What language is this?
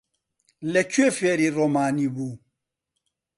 Central Kurdish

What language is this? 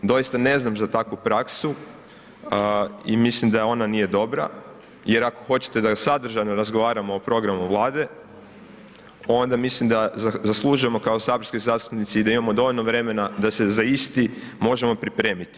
Croatian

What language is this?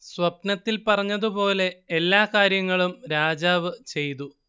Malayalam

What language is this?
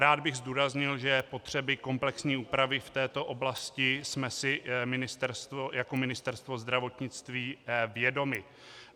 Czech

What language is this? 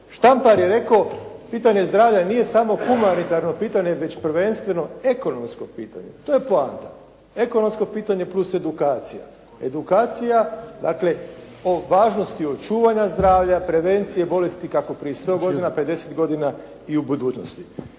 Croatian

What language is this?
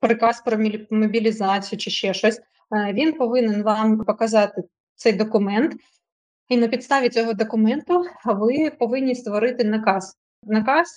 Ukrainian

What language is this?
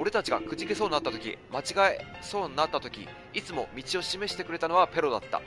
Japanese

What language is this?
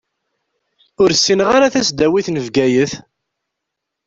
Kabyle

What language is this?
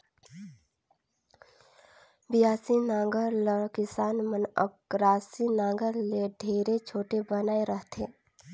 Chhattisgarhi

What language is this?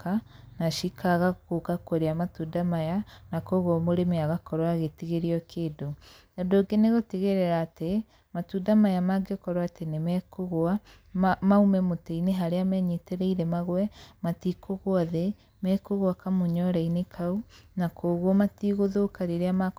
Kikuyu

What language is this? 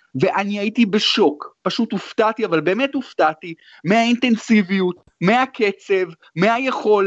Hebrew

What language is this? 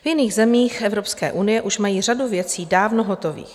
Czech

